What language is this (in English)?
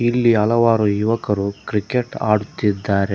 Kannada